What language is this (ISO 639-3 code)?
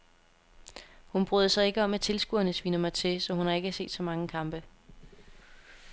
dan